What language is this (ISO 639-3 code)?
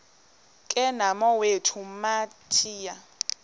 xho